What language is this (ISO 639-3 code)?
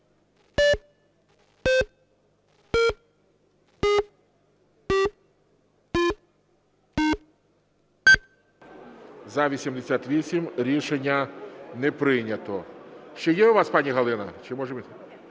ukr